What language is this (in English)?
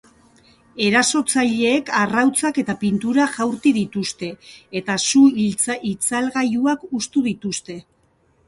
Basque